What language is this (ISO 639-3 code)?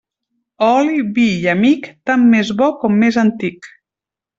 cat